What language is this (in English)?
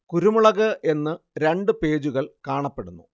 Malayalam